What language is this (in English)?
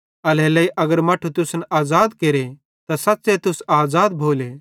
Bhadrawahi